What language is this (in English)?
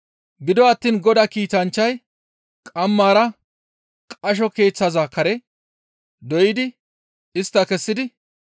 Gamo